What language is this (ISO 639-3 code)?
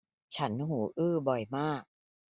tha